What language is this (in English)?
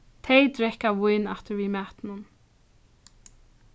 Faroese